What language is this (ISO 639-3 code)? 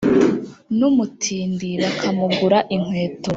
kin